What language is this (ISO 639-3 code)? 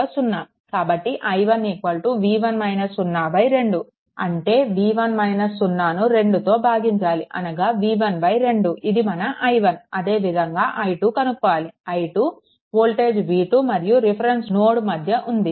tel